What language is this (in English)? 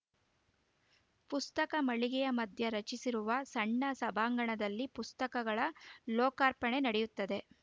Kannada